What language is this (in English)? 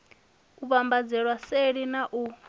Venda